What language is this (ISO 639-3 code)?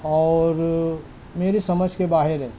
urd